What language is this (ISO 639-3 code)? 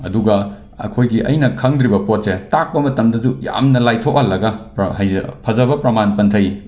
mni